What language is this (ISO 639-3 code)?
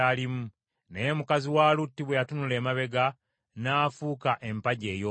lug